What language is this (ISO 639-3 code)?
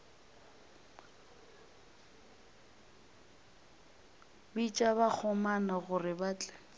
nso